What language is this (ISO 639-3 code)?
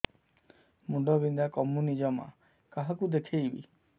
ori